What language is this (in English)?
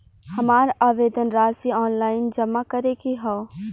Bhojpuri